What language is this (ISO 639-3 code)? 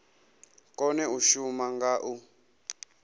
ven